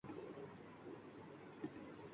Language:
Urdu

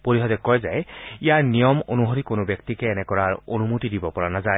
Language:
Assamese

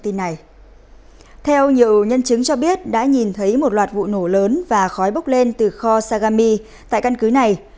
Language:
Vietnamese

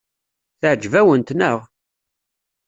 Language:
Kabyle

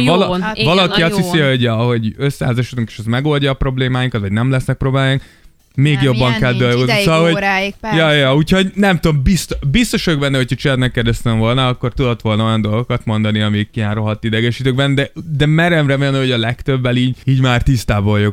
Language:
Hungarian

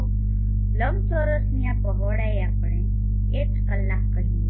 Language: Gujarati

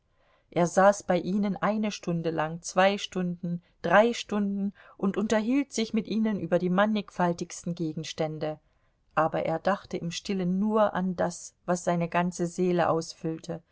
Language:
German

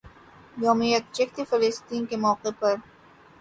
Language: Urdu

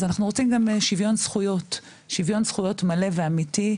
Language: Hebrew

